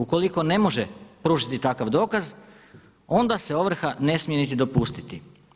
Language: Croatian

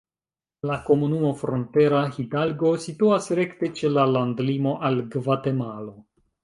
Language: Esperanto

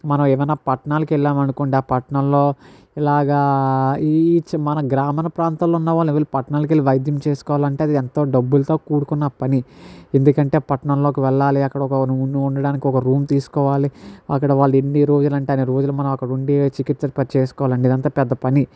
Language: Telugu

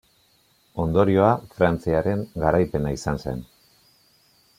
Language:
Basque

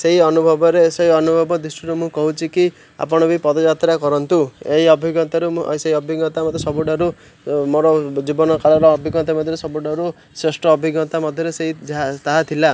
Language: Odia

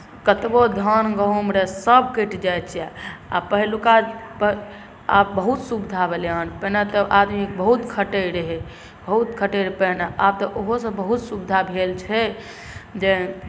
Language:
Maithili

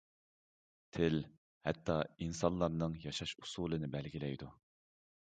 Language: Uyghur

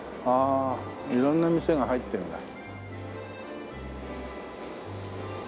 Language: Japanese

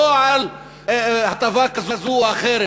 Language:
Hebrew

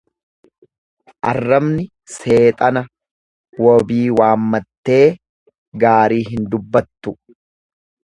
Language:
Oromo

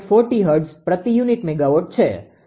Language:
Gujarati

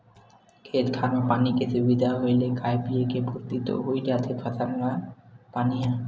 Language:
Chhattisgarhi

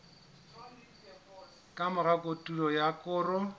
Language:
Southern Sotho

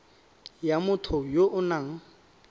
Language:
Tswana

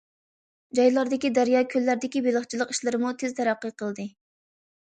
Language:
Uyghur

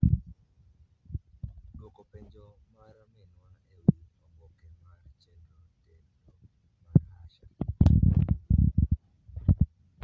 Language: Luo (Kenya and Tanzania)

